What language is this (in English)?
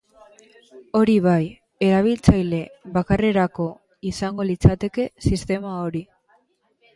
Basque